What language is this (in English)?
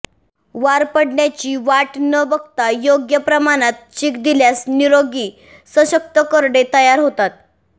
Marathi